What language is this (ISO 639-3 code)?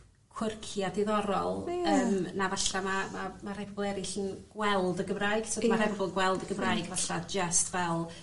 cym